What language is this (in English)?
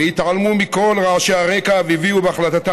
Hebrew